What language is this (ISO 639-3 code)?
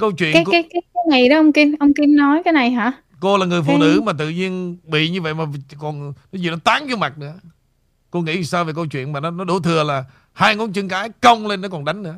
vie